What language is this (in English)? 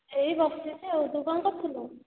Odia